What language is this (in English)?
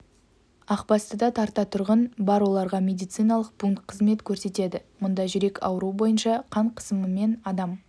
Kazakh